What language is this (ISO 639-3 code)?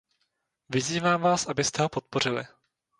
ces